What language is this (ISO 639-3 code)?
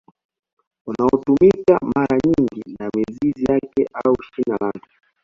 swa